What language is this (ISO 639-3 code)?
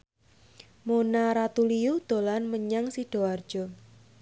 jav